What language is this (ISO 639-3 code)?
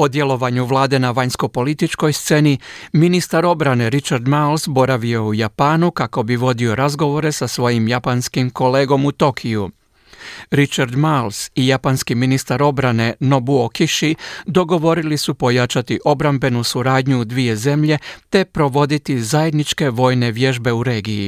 hrv